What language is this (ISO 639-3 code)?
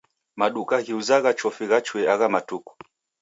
dav